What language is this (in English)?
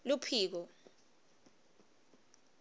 Swati